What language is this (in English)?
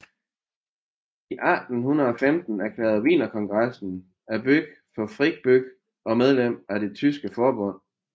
Danish